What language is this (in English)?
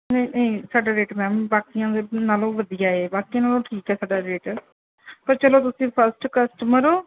Punjabi